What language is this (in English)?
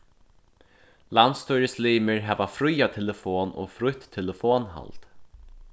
Faroese